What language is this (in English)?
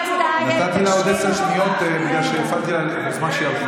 Hebrew